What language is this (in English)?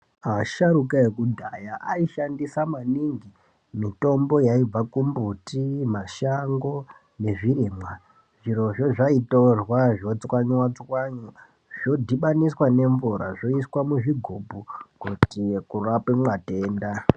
Ndau